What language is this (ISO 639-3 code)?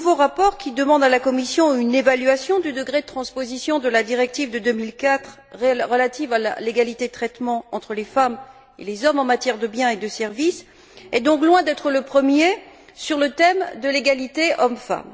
fra